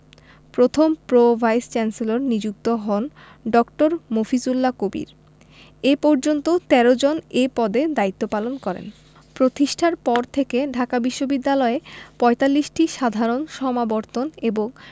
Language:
Bangla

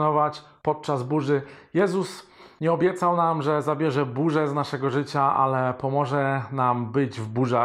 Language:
Polish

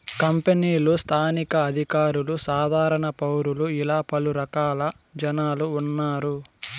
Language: Telugu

